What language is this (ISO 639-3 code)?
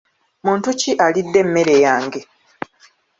lug